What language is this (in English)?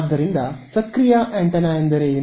Kannada